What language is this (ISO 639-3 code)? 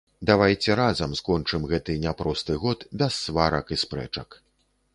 bel